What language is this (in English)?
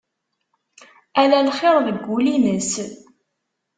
Kabyle